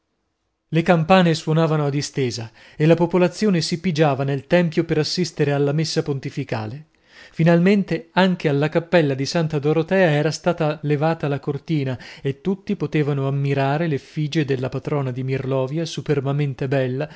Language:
Italian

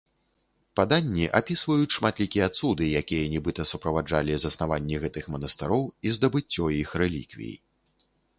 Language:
Belarusian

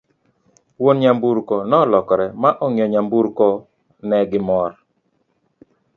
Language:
Luo (Kenya and Tanzania)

